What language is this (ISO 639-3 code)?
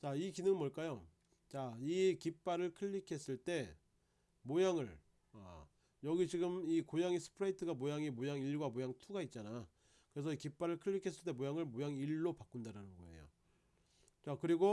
kor